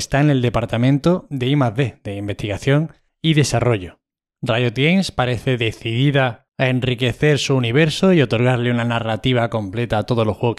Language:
Spanish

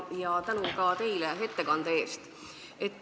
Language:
Estonian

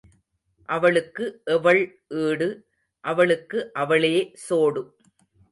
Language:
Tamil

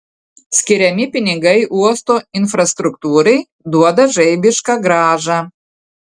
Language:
Lithuanian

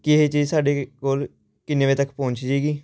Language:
Punjabi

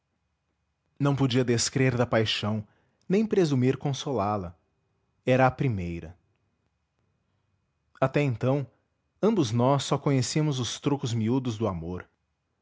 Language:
Portuguese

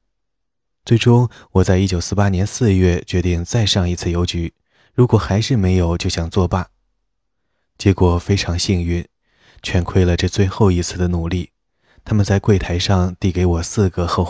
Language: Chinese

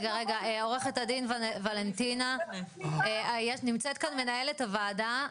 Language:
Hebrew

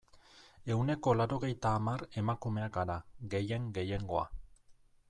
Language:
Basque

